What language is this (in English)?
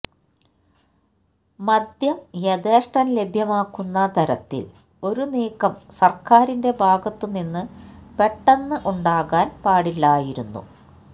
Malayalam